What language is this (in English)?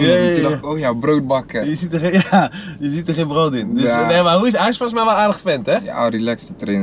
Dutch